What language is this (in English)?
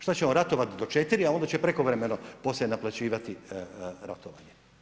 Croatian